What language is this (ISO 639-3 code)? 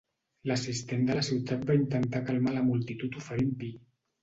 cat